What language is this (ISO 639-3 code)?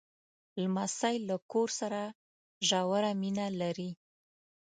pus